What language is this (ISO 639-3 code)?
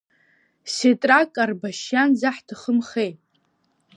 abk